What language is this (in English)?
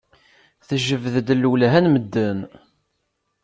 Kabyle